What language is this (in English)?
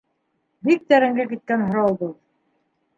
Bashkir